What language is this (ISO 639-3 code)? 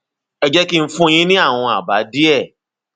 yor